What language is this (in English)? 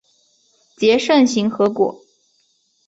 Chinese